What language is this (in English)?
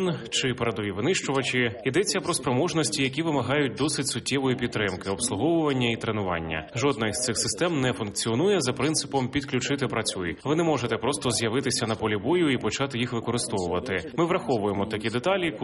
Ukrainian